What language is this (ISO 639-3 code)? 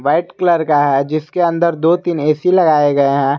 hin